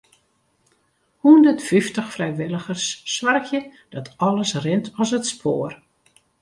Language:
Western Frisian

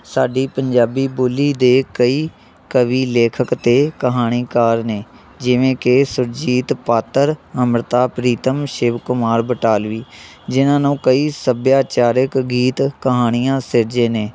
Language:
Punjabi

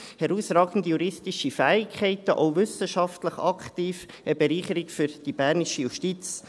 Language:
Swiss German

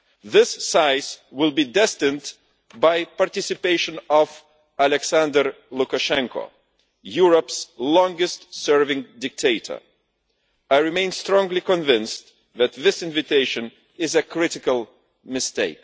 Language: English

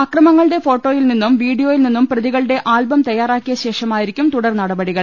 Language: Malayalam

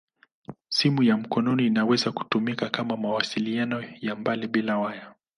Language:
Swahili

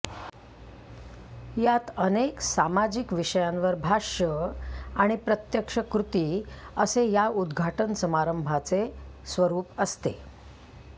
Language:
Marathi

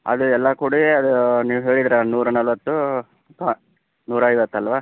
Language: Kannada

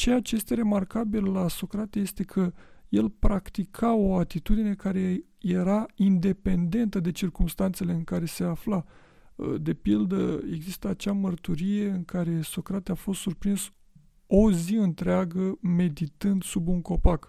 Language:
Romanian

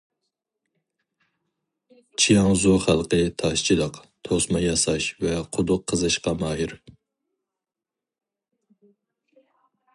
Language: Uyghur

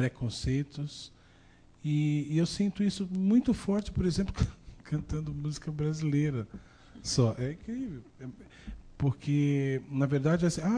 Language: Portuguese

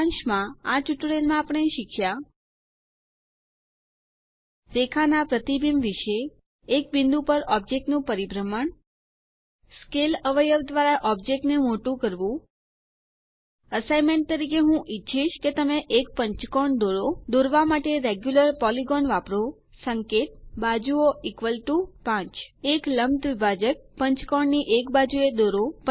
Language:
Gujarati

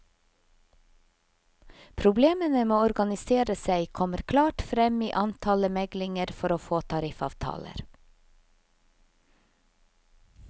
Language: Norwegian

